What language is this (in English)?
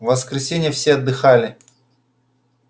Russian